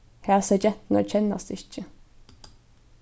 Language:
Faroese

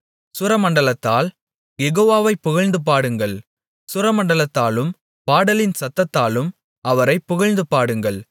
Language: Tamil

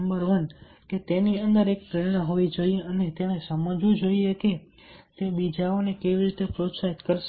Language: Gujarati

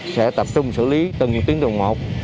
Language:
Vietnamese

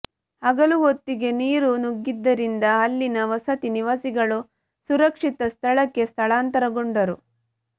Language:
Kannada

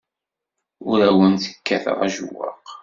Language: Kabyle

